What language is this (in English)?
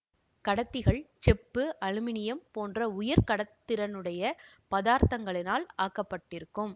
Tamil